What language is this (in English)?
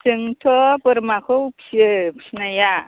Bodo